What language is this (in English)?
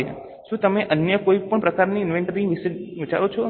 Gujarati